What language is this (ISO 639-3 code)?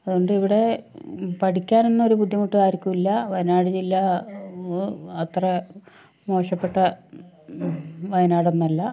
mal